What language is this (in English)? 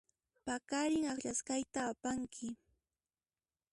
Puno Quechua